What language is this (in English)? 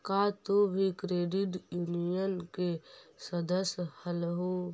Magahi